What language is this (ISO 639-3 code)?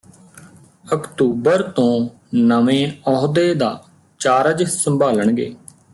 pan